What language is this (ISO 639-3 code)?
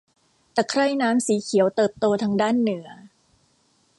tha